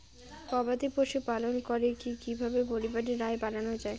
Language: Bangla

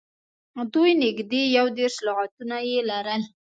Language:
Pashto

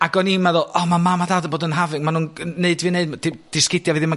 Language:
Welsh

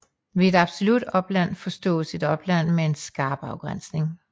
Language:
Danish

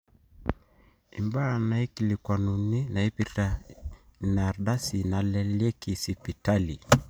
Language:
Masai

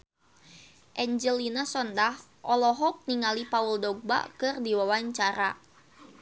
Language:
Sundanese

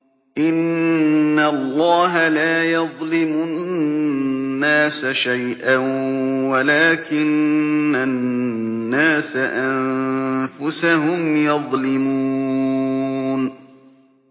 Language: Arabic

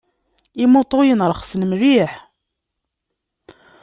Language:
Kabyle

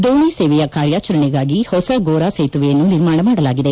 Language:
Kannada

